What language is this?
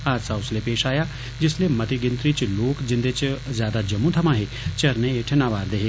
Dogri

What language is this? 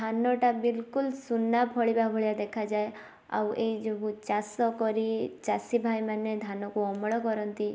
Odia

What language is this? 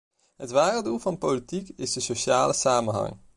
Dutch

